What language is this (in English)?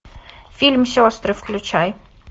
Russian